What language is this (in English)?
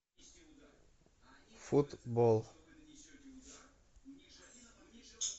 Russian